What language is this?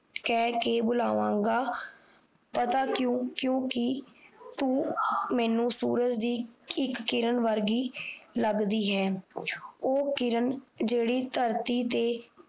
Punjabi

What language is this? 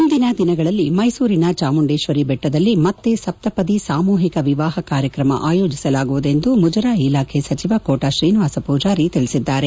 Kannada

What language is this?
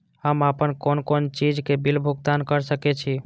Maithili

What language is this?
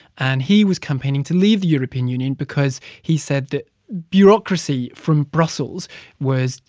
English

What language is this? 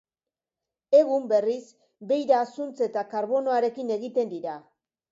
Basque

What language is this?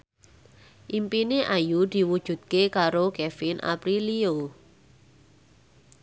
Javanese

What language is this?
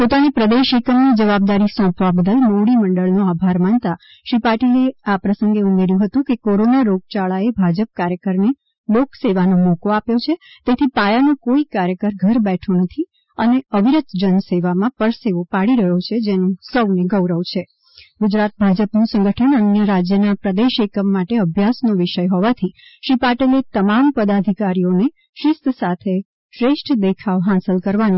Gujarati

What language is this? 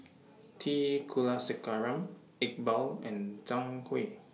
English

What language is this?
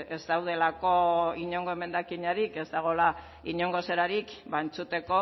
Basque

